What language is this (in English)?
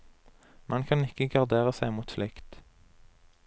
Norwegian